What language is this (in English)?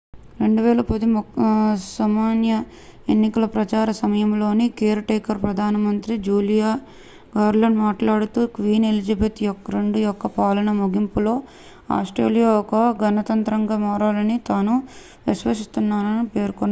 Telugu